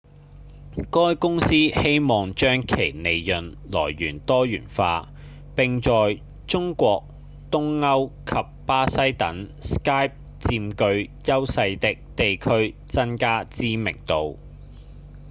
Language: Cantonese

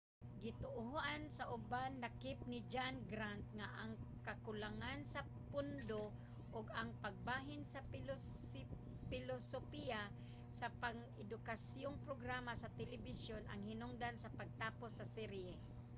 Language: Cebuano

